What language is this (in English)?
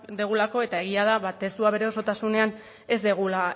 Basque